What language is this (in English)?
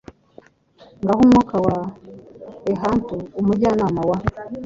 Kinyarwanda